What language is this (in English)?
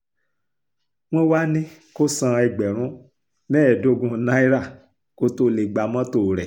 Yoruba